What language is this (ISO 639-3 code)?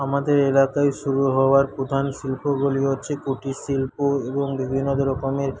ben